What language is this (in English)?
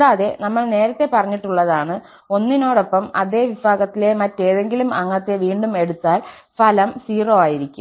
Malayalam